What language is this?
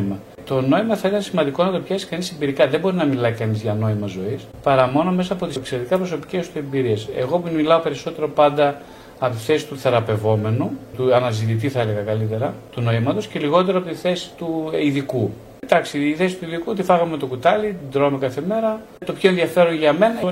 Greek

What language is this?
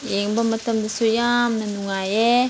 Manipuri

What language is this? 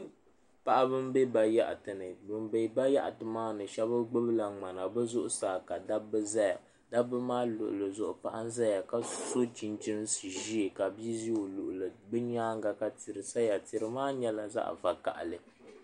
Dagbani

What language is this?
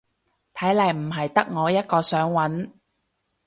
Cantonese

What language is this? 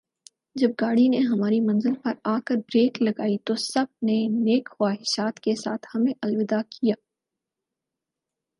Urdu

